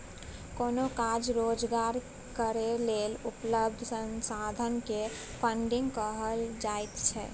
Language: Maithili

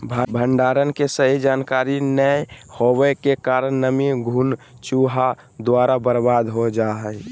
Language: Magahi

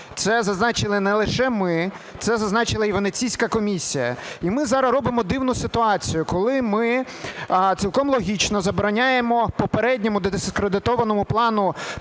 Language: Ukrainian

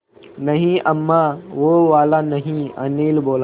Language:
Hindi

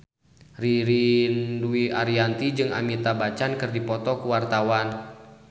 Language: Sundanese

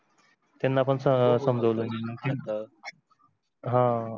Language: Marathi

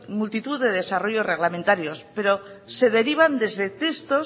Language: Spanish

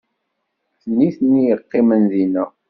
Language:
Kabyle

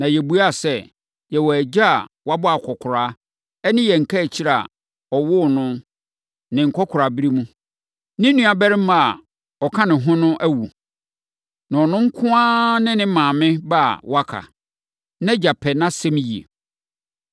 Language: Akan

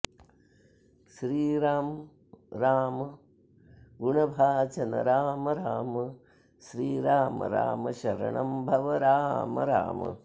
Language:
Sanskrit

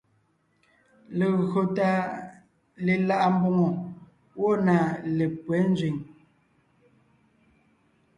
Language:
Ngiemboon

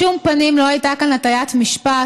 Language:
Hebrew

